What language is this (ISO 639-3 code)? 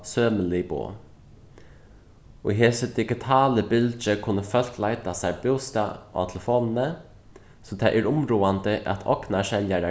fao